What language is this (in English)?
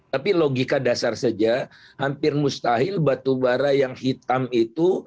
Indonesian